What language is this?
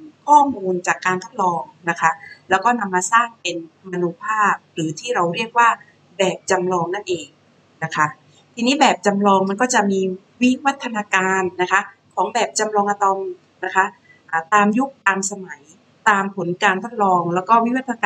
Thai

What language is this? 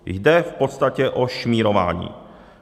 Czech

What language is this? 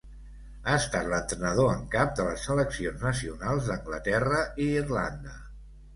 Catalan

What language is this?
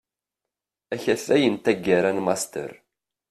Kabyle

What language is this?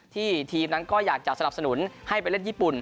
Thai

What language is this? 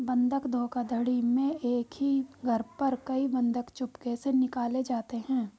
Hindi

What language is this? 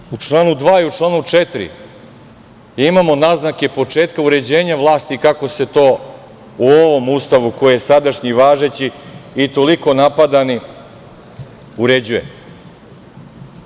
Serbian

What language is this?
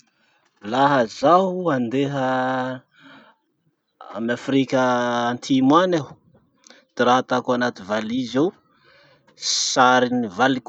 Masikoro Malagasy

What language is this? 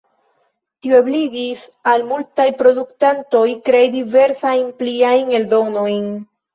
Esperanto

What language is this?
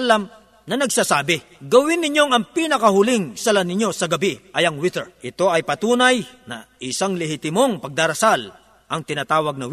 Filipino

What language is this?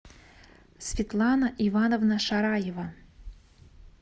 Russian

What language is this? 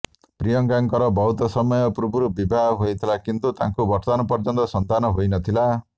Odia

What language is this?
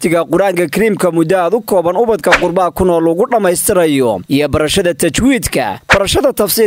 Arabic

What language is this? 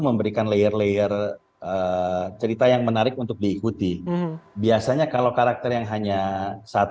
Indonesian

